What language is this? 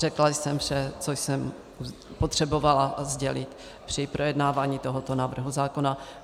Czech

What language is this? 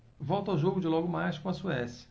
Portuguese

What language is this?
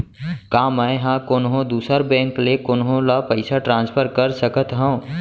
Chhattisgarhi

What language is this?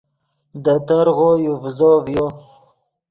Yidgha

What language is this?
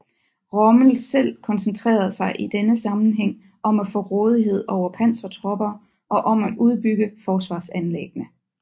Danish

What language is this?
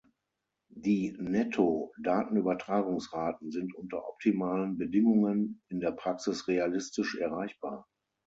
German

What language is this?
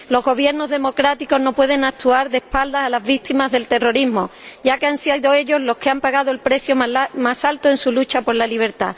Spanish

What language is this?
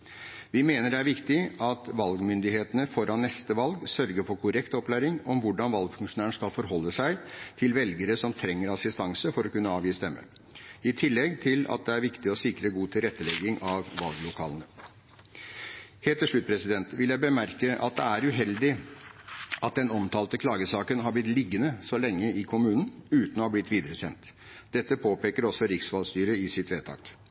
Norwegian Bokmål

